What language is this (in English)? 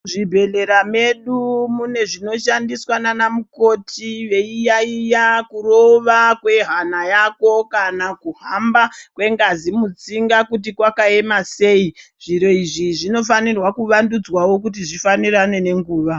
Ndau